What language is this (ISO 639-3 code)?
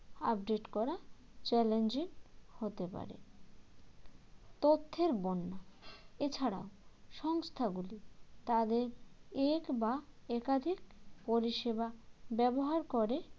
ben